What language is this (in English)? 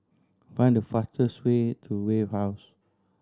English